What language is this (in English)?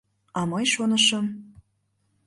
Mari